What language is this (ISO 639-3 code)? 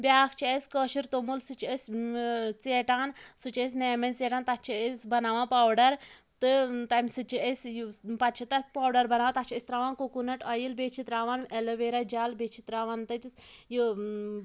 kas